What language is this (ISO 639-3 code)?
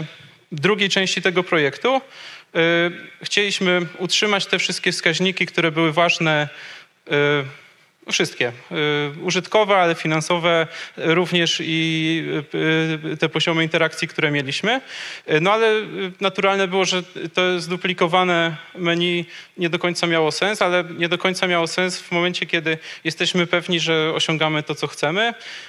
pol